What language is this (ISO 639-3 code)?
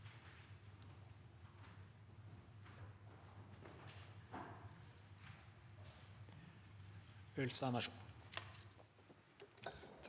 nor